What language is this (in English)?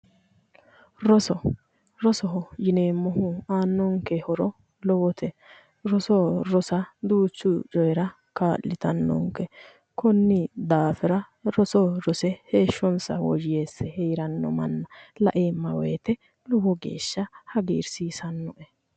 Sidamo